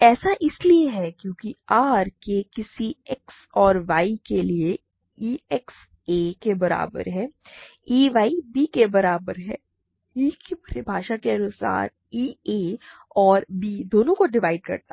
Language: Hindi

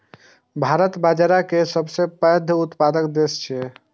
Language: Maithili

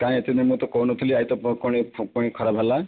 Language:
Odia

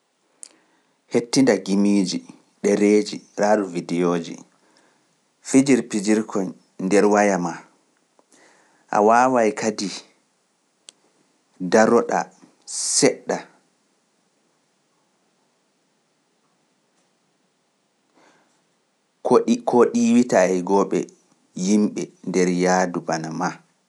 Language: Pular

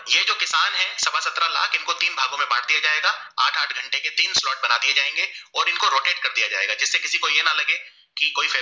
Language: Gujarati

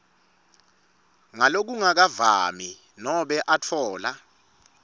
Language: Swati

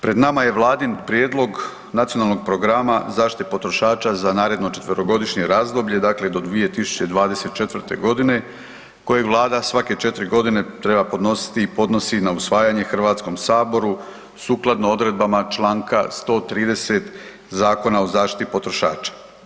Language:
Croatian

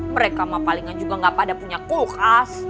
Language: Indonesian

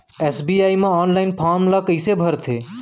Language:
Chhattisgarhi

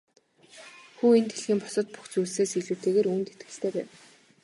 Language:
Mongolian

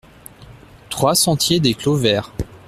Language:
French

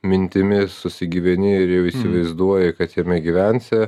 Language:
Lithuanian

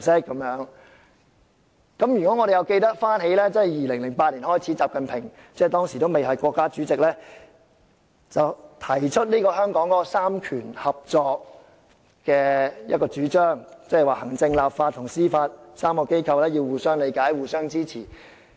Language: Cantonese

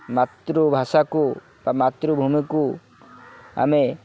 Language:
Odia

